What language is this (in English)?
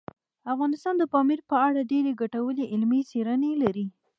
Pashto